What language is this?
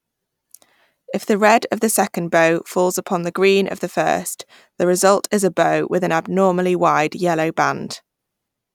English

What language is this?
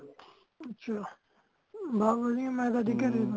Punjabi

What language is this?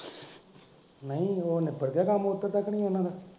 Punjabi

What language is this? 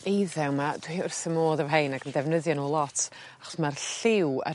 Welsh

